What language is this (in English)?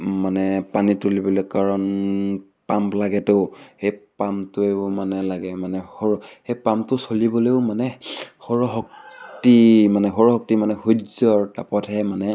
Assamese